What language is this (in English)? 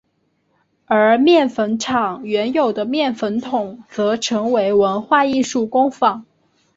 Chinese